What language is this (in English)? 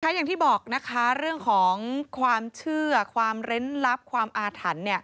Thai